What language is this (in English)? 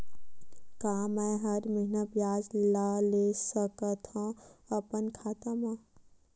Chhattisgarhi